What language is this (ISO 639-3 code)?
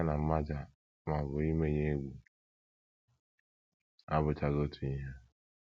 ibo